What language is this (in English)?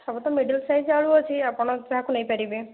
Odia